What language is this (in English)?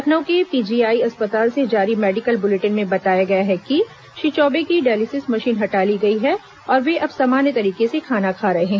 Hindi